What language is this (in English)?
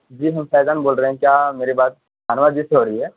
Urdu